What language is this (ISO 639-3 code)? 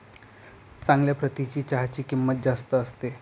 mar